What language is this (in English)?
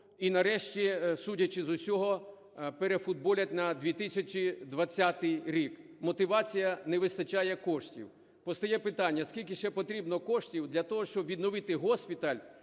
Ukrainian